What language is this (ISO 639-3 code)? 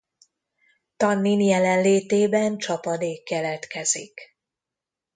hun